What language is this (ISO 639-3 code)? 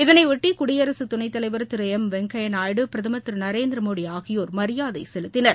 tam